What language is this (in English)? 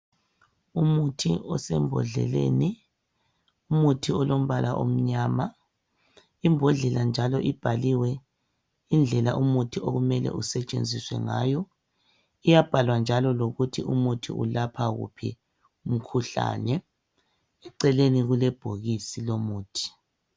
North Ndebele